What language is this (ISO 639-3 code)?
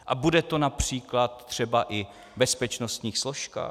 ces